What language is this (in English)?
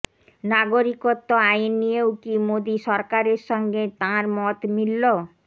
Bangla